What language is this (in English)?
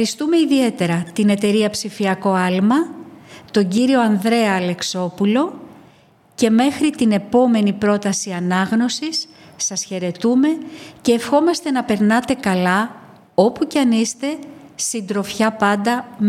Greek